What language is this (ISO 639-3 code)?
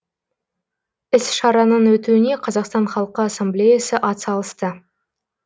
kaz